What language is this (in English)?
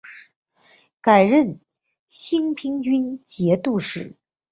Chinese